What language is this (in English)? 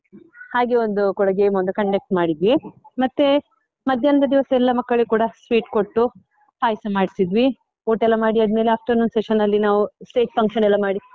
Kannada